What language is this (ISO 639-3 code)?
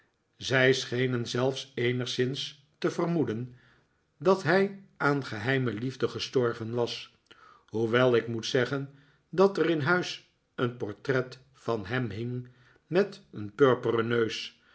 nld